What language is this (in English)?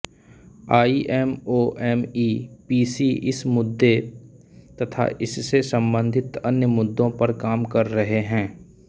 Hindi